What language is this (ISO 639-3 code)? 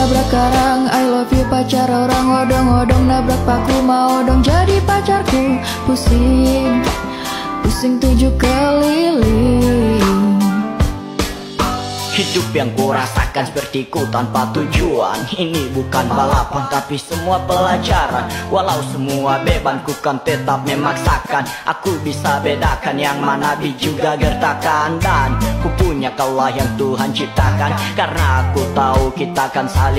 ind